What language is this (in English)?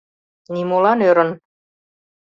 Mari